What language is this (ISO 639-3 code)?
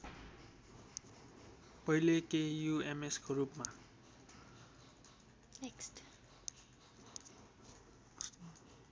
nep